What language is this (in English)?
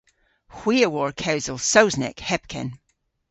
Cornish